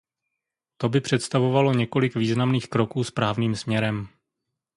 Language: Czech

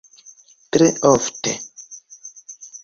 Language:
Esperanto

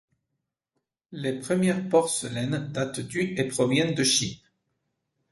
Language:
French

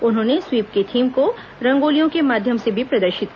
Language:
Hindi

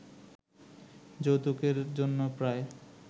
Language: Bangla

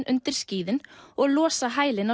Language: Icelandic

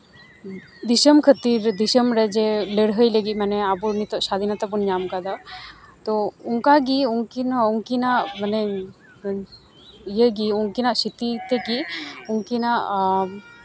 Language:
Santali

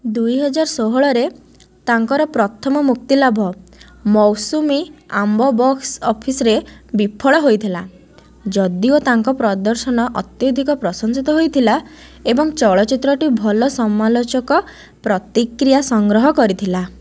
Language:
Odia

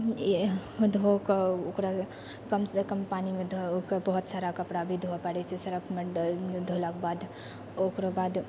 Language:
Maithili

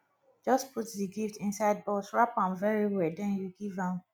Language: Nigerian Pidgin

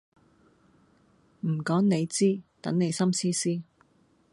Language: Cantonese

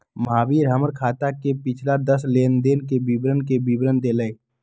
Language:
Magahi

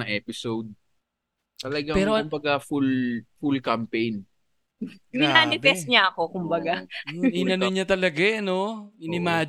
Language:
Filipino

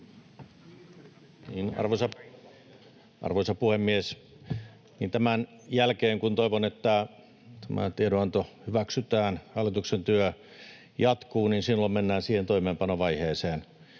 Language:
Finnish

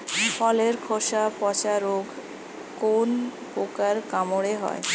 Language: Bangla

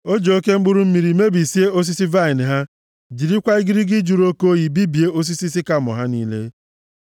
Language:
Igbo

